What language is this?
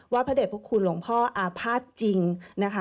Thai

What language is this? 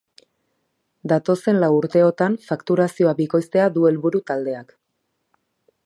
Basque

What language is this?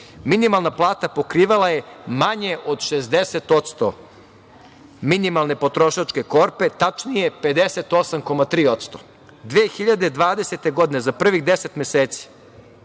Serbian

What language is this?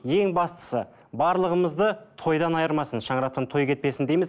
Kazakh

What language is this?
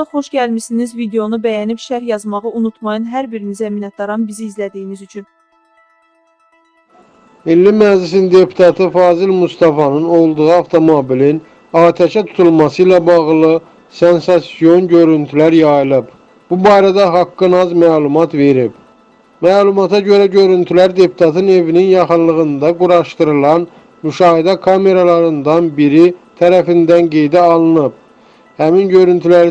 Turkish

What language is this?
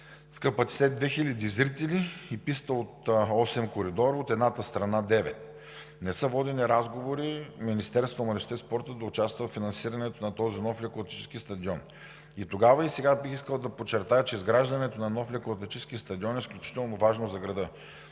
Bulgarian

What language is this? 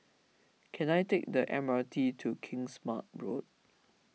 English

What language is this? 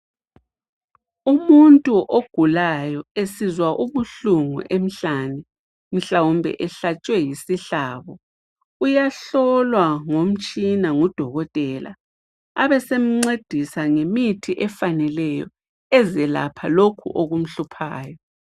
North Ndebele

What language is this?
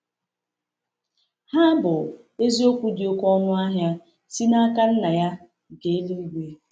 Igbo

